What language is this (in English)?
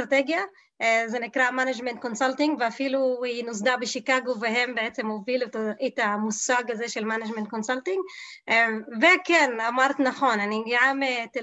Hebrew